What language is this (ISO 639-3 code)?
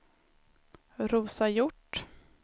swe